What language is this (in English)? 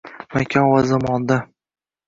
Uzbek